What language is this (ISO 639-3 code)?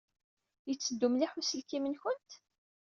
kab